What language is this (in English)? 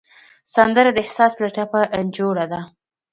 Pashto